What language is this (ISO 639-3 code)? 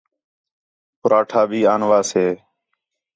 xhe